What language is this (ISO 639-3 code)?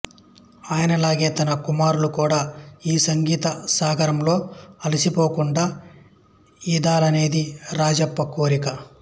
tel